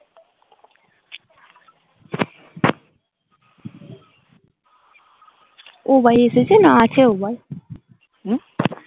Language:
Bangla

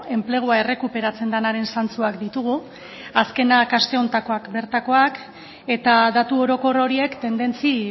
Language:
Basque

